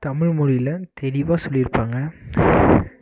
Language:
Tamil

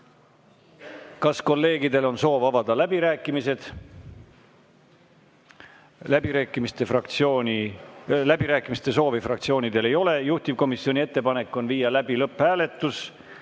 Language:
Estonian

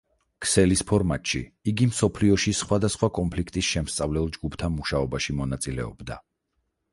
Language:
Georgian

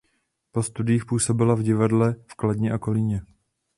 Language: Czech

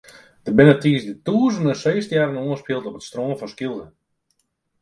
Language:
Western Frisian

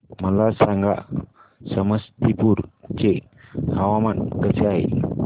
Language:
Marathi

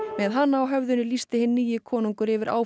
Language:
Icelandic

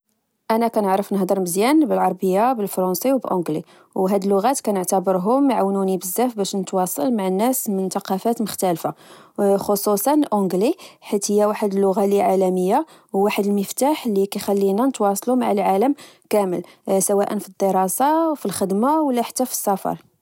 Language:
Moroccan Arabic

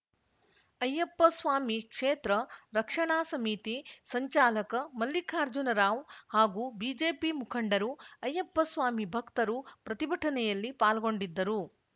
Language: Kannada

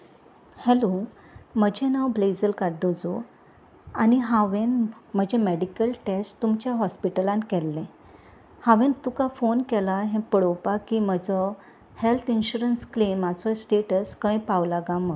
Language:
Konkani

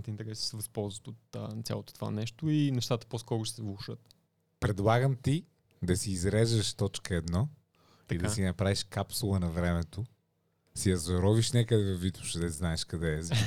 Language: Bulgarian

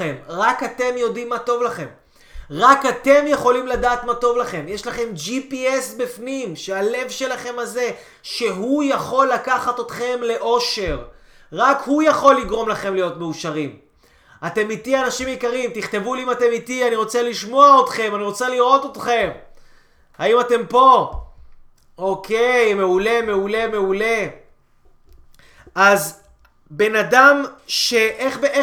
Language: Hebrew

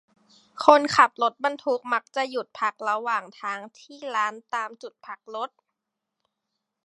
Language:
Thai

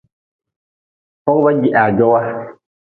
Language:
Nawdm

